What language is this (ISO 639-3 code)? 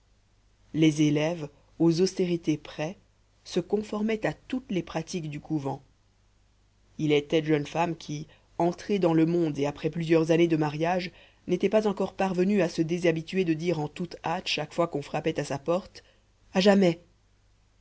fra